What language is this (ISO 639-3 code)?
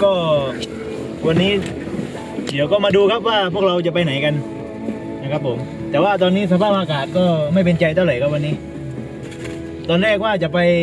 tha